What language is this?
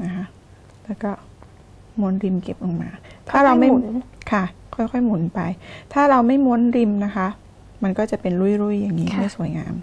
Thai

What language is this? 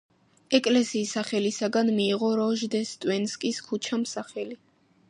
Georgian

